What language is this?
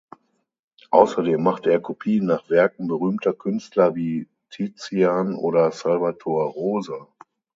German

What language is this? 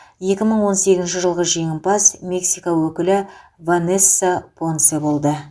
Kazakh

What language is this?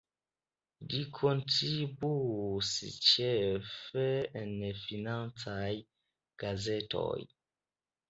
Esperanto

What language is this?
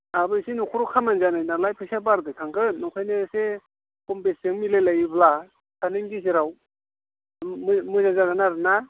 Bodo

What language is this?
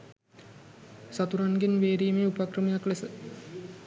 Sinhala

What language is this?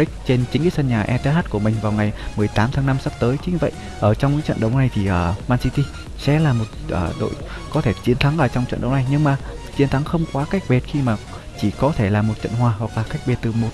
Vietnamese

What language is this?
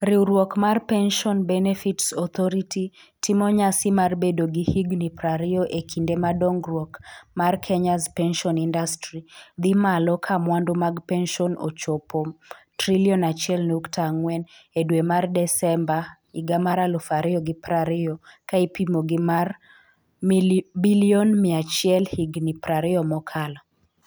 Luo (Kenya and Tanzania)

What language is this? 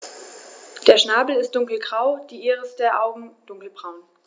German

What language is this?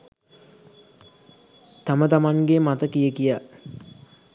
Sinhala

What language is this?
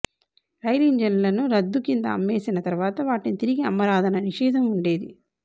Telugu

